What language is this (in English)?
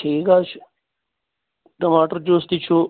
Kashmiri